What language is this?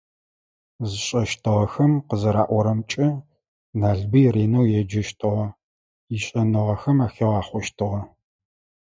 Adyghe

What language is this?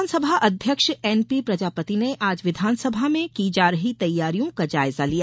Hindi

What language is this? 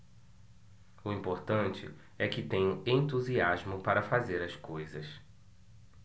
Portuguese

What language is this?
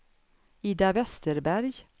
Swedish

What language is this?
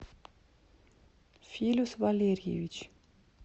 Russian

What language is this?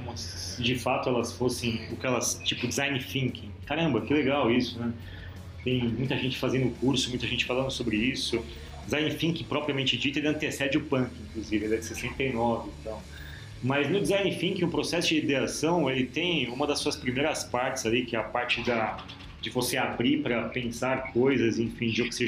Portuguese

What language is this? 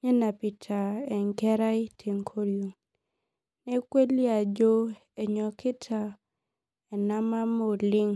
Masai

